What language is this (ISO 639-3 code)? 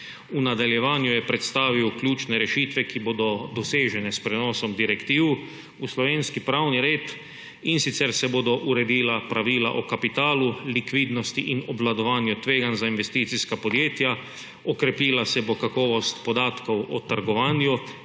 slv